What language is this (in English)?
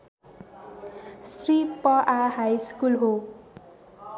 Nepali